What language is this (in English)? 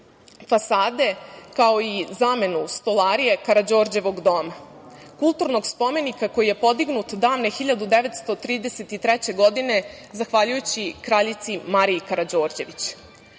Serbian